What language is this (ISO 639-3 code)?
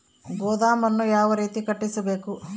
kan